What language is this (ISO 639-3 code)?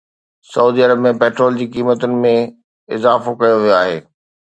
snd